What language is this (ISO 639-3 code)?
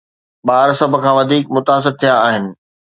snd